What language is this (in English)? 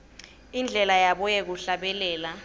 Swati